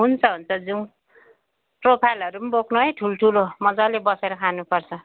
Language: Nepali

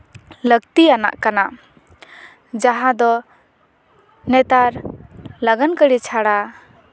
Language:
Santali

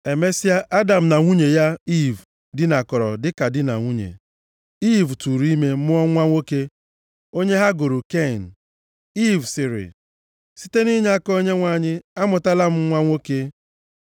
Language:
Igbo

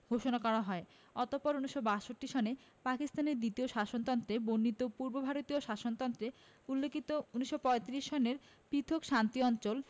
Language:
Bangla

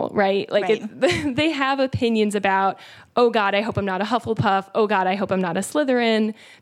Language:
English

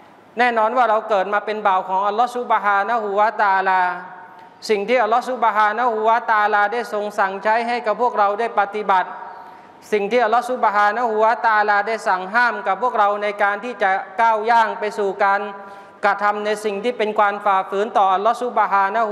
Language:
Thai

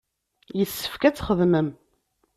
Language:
Kabyle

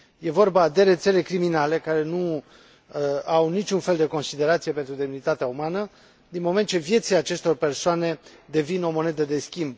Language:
Romanian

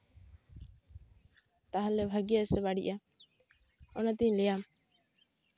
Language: Santali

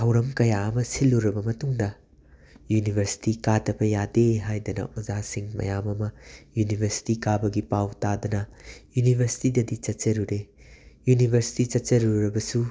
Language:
Manipuri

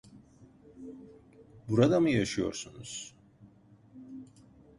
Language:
Turkish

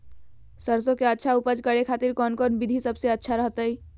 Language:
Magahi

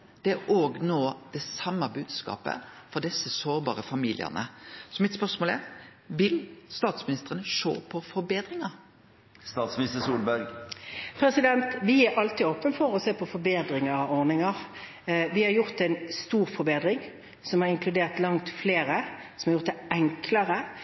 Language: Norwegian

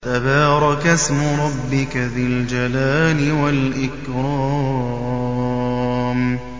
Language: Arabic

